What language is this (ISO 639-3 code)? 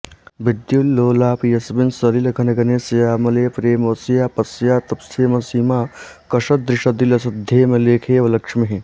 san